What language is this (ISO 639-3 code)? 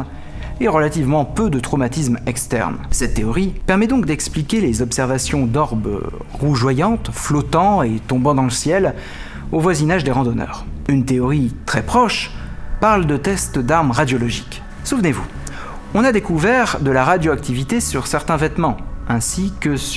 fra